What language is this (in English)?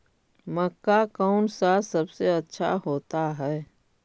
Magahi